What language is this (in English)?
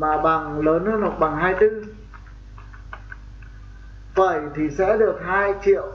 Vietnamese